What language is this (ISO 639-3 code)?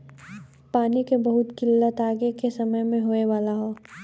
bho